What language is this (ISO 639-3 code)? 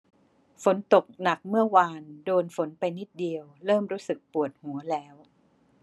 tha